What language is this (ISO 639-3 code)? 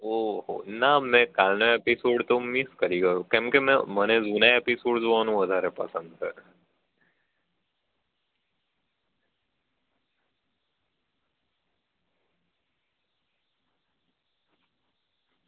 guj